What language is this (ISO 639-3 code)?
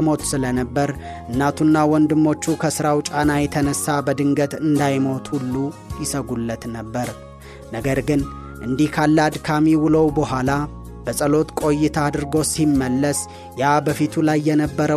amh